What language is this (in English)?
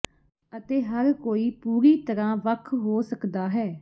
Punjabi